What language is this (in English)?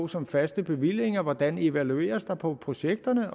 Danish